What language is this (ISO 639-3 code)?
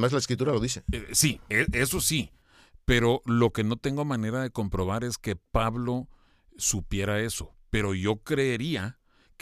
spa